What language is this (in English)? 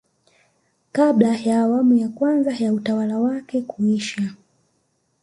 Swahili